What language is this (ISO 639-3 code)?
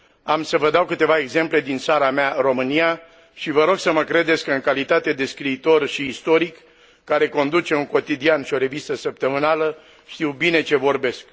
ron